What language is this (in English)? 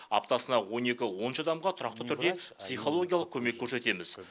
Kazakh